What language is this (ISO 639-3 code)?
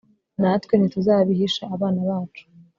kin